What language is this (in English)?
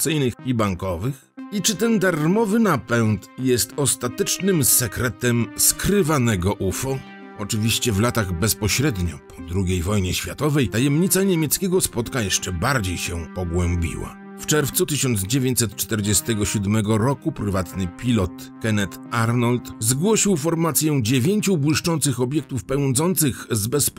Polish